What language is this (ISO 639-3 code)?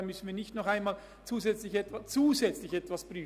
gsw